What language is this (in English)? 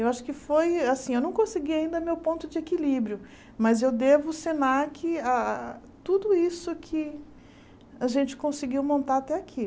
Portuguese